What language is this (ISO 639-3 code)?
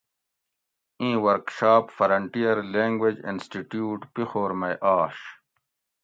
gwc